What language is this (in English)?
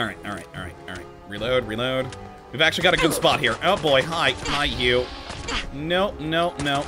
English